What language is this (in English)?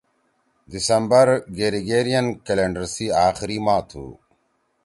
Torwali